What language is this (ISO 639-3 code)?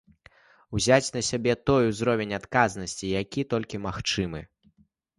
bel